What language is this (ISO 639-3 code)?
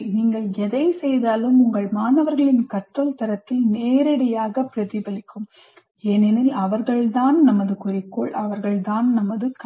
tam